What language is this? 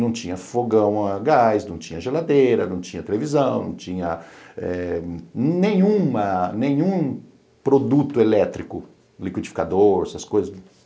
Portuguese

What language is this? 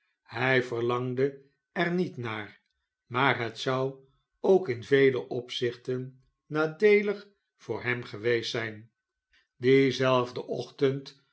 Dutch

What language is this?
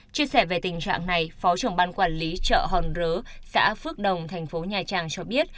Vietnamese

